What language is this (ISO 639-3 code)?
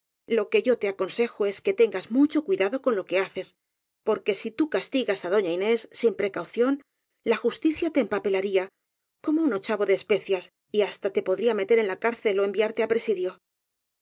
spa